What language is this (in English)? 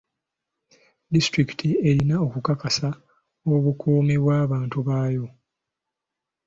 Ganda